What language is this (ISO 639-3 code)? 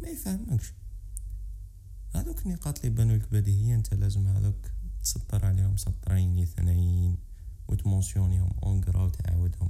ara